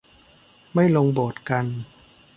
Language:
Thai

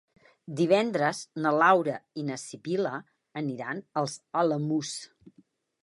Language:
Catalan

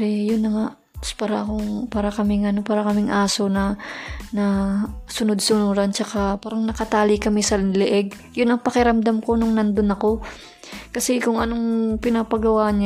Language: Filipino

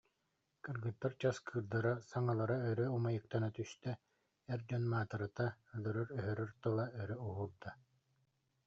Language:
Yakut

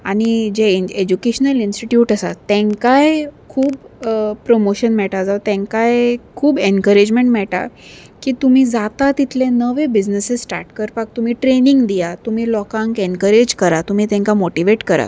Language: Konkani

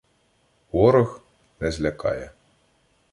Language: Ukrainian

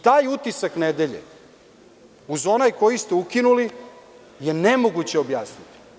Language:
Serbian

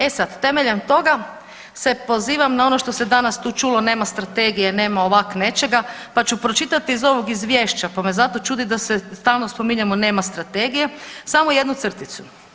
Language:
Croatian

